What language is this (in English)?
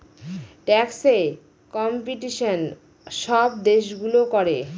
Bangla